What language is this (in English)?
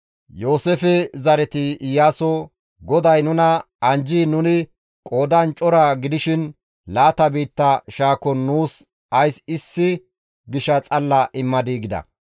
Gamo